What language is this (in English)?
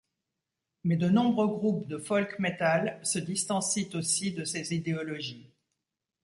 French